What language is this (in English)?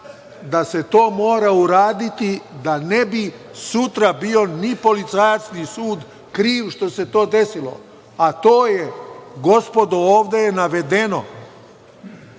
Serbian